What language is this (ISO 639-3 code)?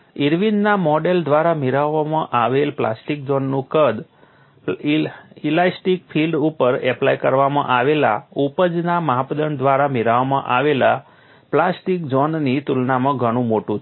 guj